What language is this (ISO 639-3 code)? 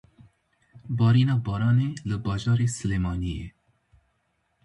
kur